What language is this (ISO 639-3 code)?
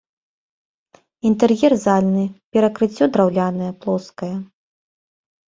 bel